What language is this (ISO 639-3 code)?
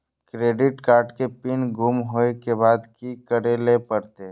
mai